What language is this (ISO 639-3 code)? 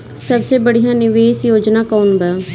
bho